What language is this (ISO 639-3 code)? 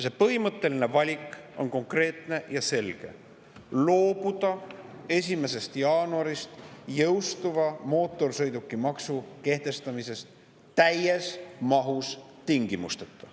est